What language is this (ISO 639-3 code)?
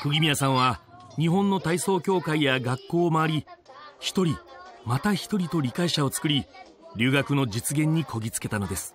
jpn